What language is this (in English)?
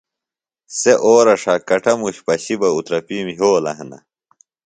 Phalura